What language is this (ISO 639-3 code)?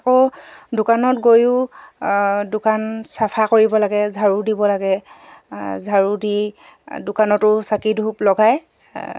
asm